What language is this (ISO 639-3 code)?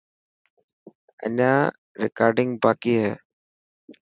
mki